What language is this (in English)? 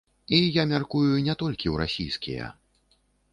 Belarusian